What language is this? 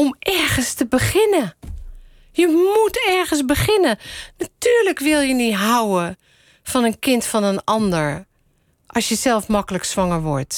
Dutch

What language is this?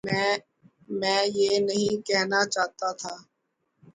Urdu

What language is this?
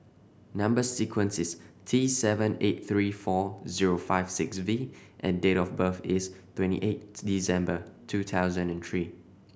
English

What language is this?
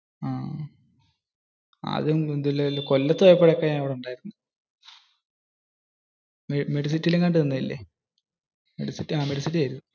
Malayalam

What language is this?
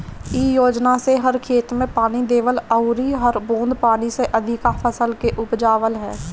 Bhojpuri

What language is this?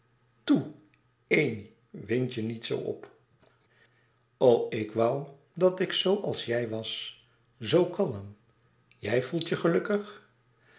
Dutch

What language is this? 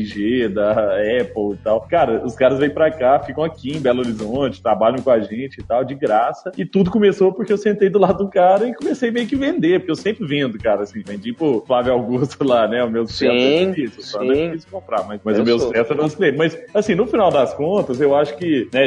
Portuguese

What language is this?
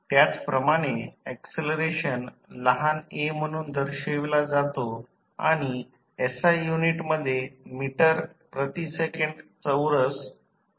Marathi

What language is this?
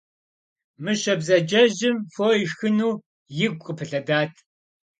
Kabardian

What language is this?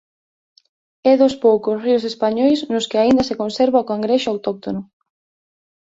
Galician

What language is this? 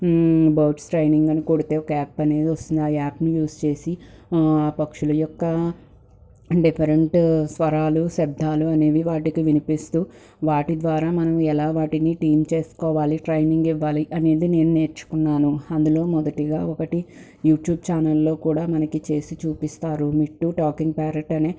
Telugu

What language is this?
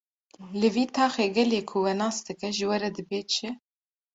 Kurdish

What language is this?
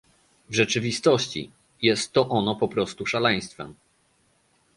Polish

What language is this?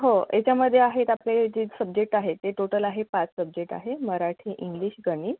Marathi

